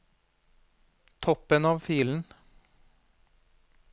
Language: Norwegian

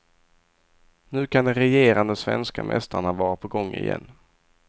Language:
Swedish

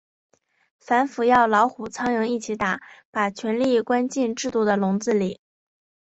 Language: Chinese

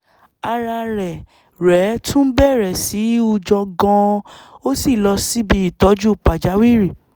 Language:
Yoruba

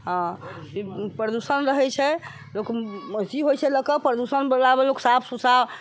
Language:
Maithili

